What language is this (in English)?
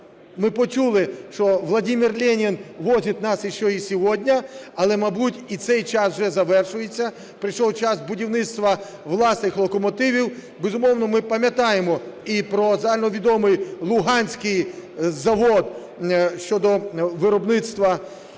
Ukrainian